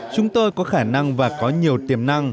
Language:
Vietnamese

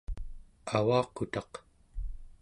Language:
Central Yupik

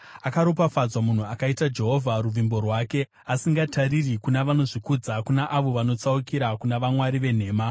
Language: Shona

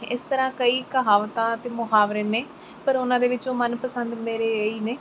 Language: Punjabi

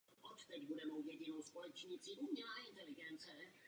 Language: Czech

